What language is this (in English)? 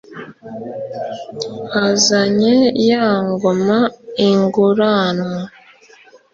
Kinyarwanda